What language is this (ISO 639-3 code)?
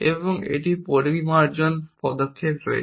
ben